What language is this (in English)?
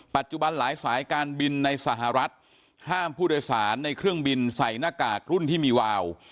Thai